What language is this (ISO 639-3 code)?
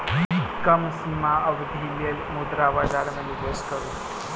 mai